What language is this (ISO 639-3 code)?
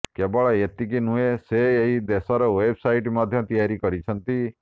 ori